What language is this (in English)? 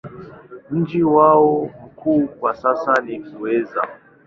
Swahili